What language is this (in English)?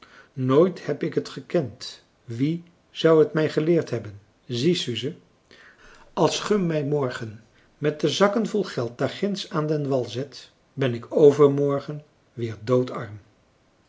Dutch